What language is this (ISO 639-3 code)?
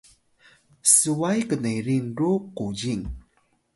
tay